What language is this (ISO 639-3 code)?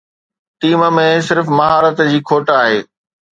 snd